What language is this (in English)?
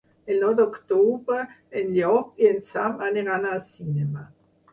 Catalan